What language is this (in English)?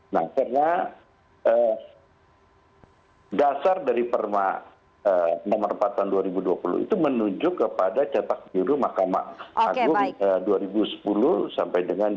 Indonesian